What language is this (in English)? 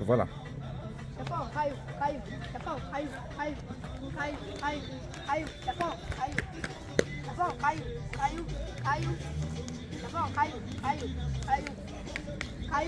Portuguese